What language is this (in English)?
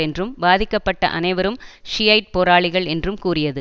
Tamil